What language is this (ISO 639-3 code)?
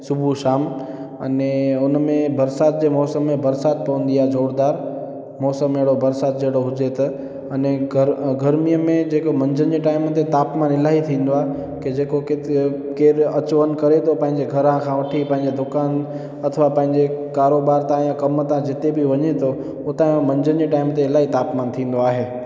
snd